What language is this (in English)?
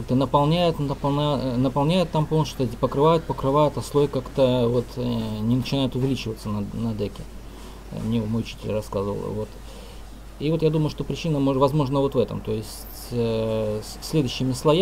Russian